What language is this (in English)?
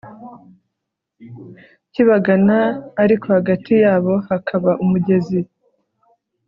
Kinyarwanda